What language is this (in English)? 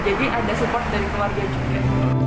Indonesian